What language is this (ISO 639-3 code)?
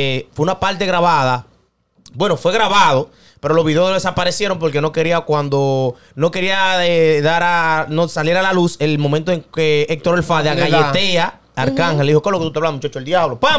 spa